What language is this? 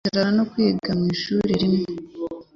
Kinyarwanda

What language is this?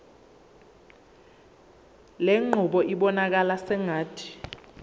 Zulu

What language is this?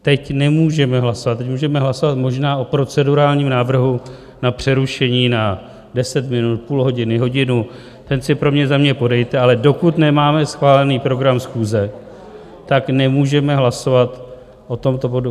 Czech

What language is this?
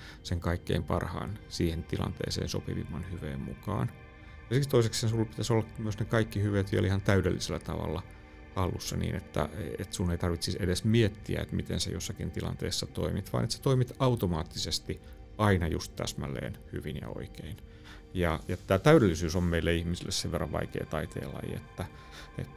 Finnish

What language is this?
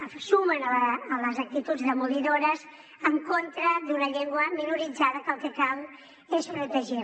Catalan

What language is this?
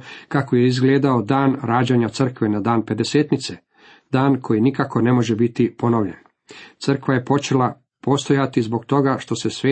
Croatian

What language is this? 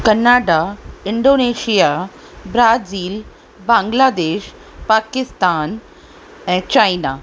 Sindhi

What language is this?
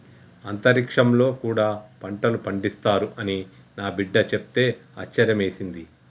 Telugu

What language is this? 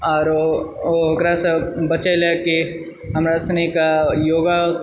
Maithili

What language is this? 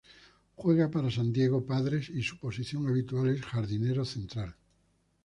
Spanish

